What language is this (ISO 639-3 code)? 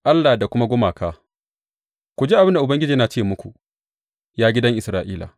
hau